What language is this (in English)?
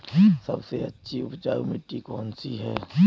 Hindi